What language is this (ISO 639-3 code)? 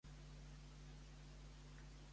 cat